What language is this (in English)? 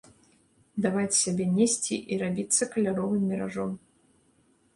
Belarusian